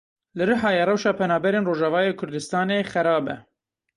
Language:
Kurdish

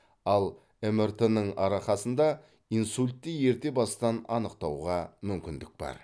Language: Kazakh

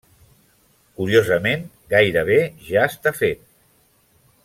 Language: Catalan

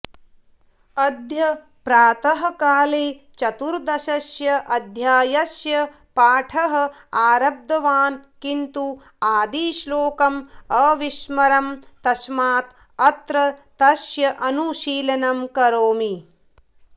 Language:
Sanskrit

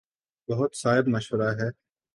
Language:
Urdu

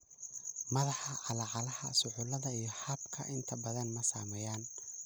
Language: Somali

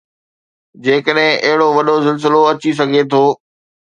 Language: Sindhi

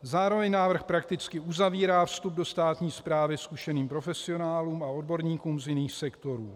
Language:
Czech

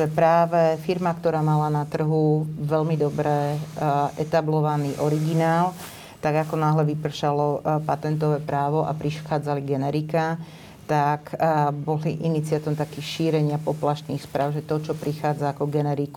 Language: Slovak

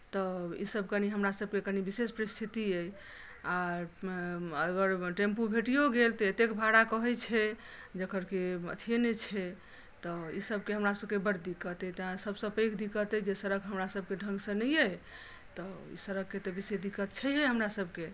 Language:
Maithili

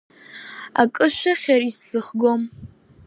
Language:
Abkhazian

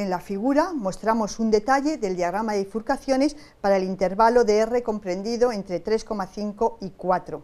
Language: Spanish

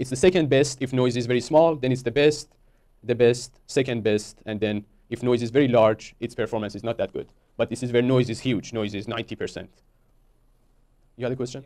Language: English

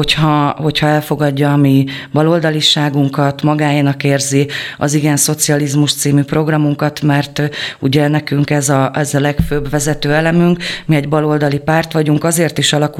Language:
Hungarian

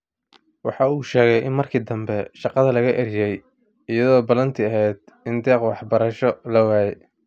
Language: Somali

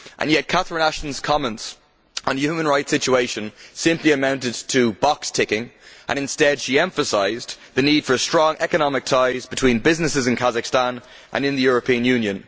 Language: English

